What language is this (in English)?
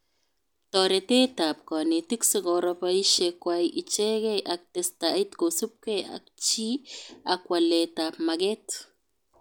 Kalenjin